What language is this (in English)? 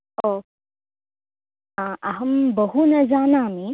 Sanskrit